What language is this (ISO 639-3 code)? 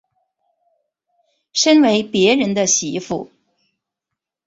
zho